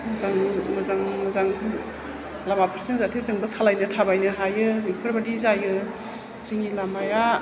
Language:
Bodo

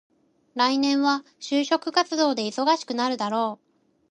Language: Japanese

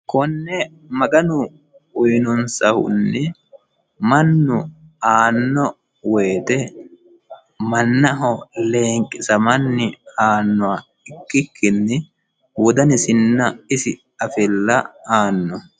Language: Sidamo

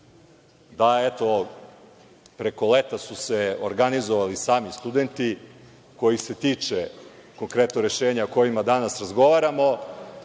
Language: Serbian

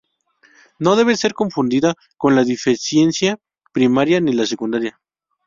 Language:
Spanish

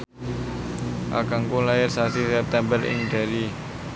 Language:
Javanese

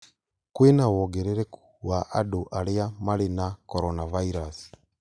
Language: Kikuyu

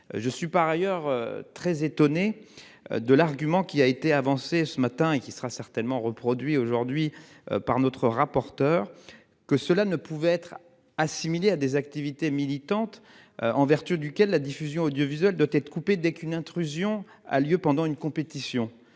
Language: French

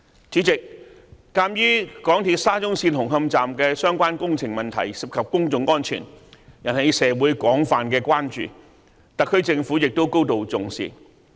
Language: Cantonese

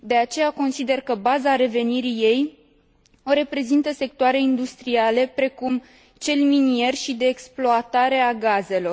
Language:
Romanian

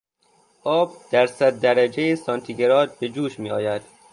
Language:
Persian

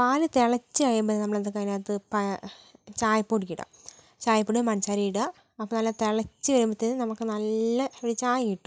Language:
Malayalam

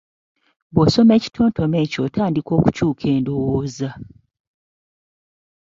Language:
Ganda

